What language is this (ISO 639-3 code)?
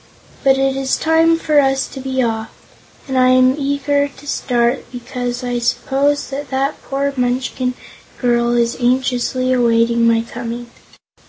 eng